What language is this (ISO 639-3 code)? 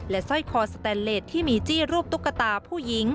tha